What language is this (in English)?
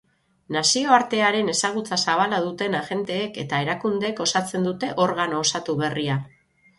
Basque